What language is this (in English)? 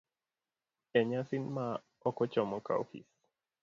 Luo (Kenya and Tanzania)